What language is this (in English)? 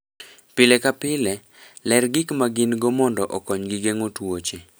Luo (Kenya and Tanzania)